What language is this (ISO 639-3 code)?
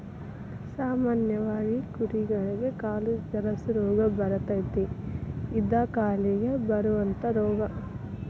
kan